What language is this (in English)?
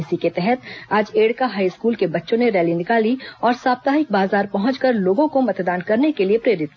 Hindi